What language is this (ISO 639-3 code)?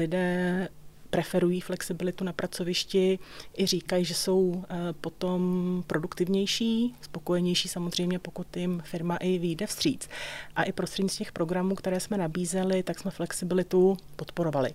ces